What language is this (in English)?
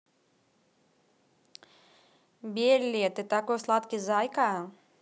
Russian